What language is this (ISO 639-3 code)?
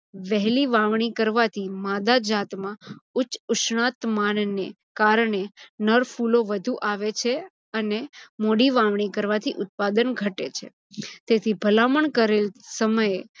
guj